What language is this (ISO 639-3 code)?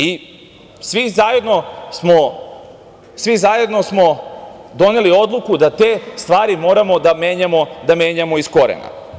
srp